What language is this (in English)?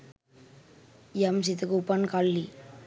Sinhala